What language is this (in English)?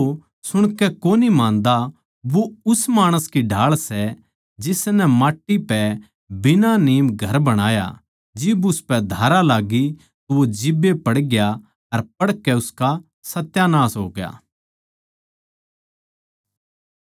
Haryanvi